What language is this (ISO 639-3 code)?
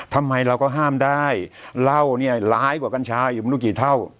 tha